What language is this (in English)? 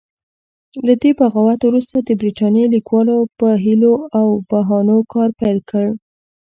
Pashto